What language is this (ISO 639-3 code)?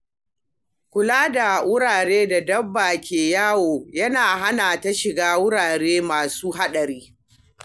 hau